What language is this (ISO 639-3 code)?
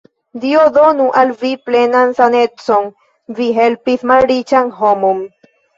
epo